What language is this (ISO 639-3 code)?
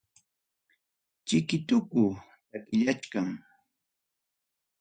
quy